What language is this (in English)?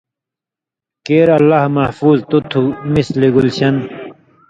Indus Kohistani